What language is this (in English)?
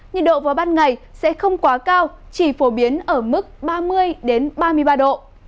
Vietnamese